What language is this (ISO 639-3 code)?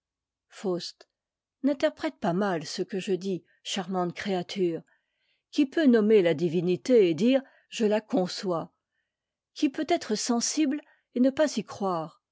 fra